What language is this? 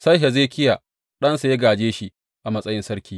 Hausa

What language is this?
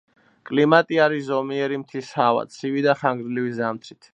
Georgian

